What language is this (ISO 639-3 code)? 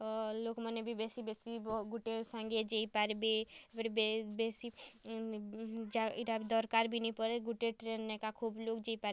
ori